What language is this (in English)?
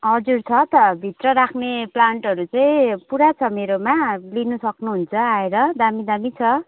Nepali